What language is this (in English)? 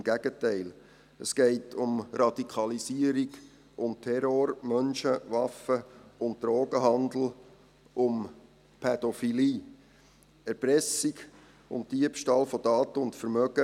Swiss German